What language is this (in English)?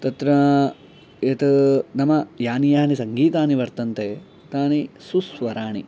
Sanskrit